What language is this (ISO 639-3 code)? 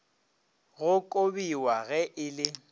nso